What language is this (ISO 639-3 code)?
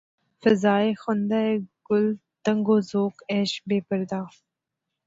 urd